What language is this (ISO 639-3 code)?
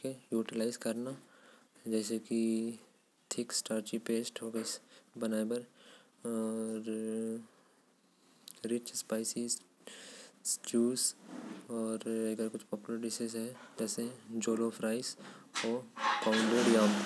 kfp